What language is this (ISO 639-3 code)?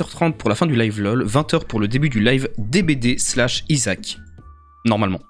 fra